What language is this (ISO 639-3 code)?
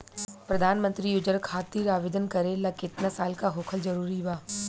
bho